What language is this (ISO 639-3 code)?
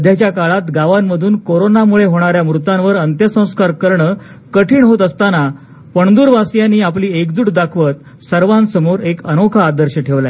mar